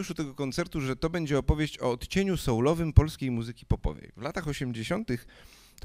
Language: Polish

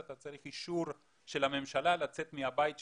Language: Hebrew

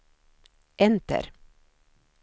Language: Swedish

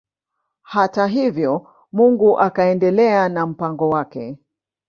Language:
Swahili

